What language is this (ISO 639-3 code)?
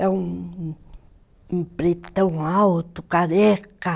por